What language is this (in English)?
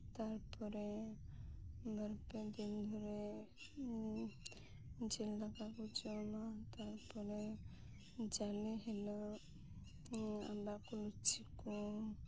Santali